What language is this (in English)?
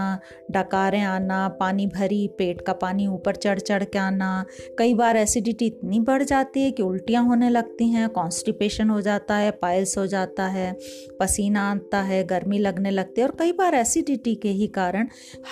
Hindi